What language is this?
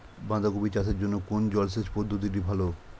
Bangla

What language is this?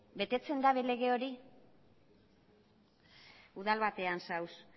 Basque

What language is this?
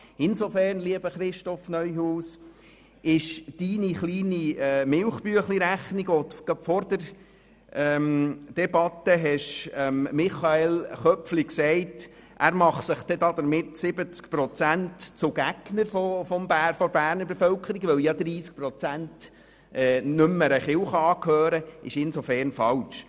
Swiss German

